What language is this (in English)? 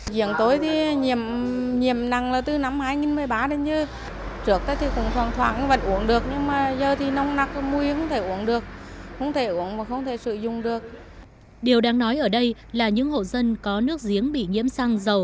Vietnamese